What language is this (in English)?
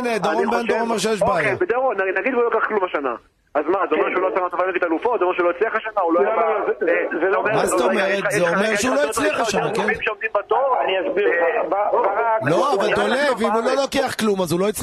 Hebrew